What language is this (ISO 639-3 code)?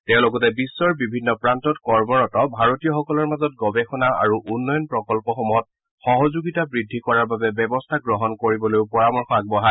asm